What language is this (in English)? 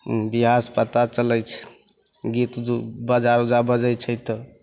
Maithili